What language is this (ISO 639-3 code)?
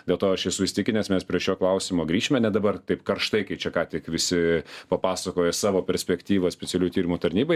lit